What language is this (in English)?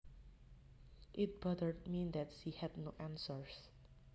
Javanese